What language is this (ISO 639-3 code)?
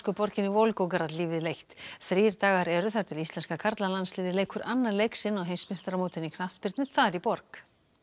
isl